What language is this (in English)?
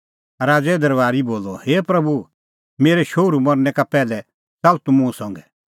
Kullu Pahari